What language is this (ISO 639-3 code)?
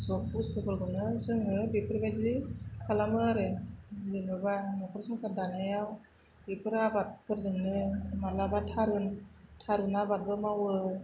brx